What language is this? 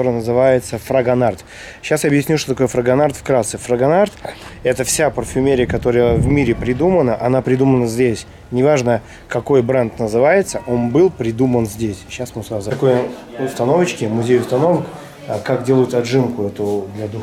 Russian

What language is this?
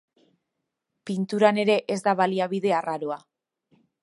Basque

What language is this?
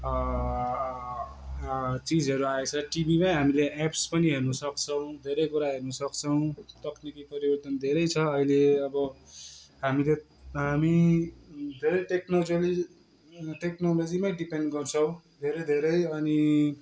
Nepali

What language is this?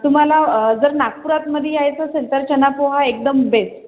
Marathi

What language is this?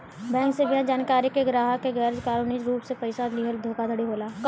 Bhojpuri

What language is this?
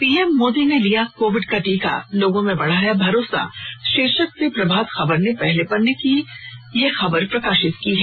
Hindi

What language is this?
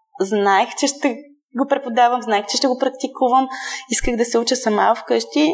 Bulgarian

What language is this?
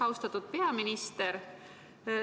Estonian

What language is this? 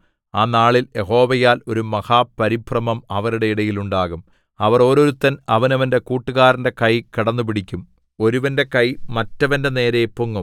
Malayalam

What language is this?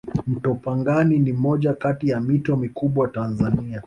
Swahili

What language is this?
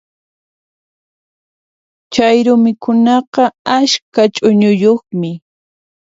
Puno Quechua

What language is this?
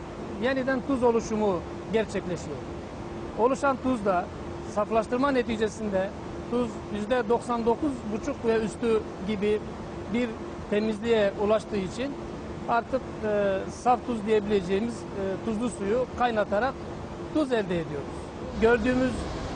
Turkish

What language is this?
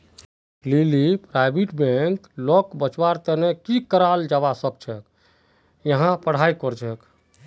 Magahi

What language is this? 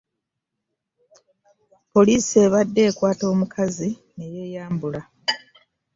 Ganda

